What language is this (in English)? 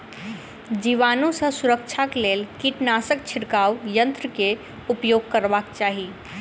Maithili